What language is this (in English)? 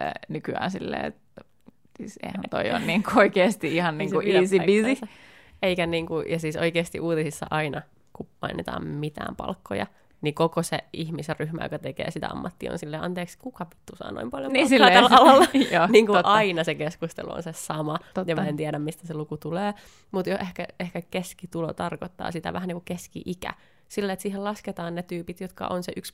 Finnish